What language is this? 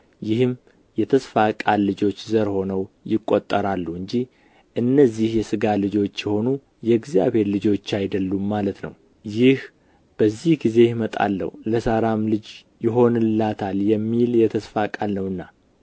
Amharic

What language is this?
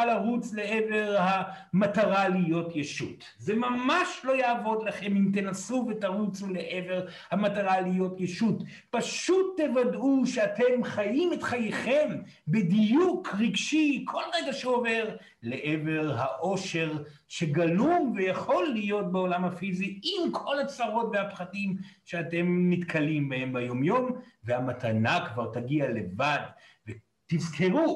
Hebrew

